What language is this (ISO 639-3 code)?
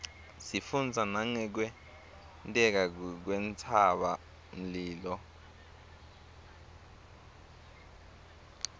ssw